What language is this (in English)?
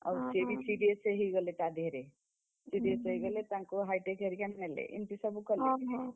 Odia